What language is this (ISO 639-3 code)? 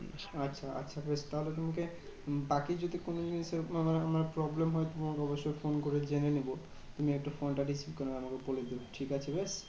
ben